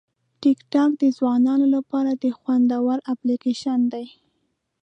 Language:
Pashto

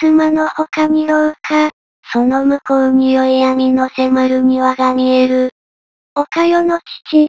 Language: Japanese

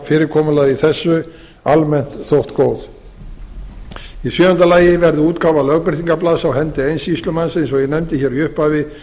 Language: Icelandic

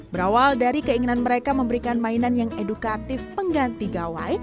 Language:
Indonesian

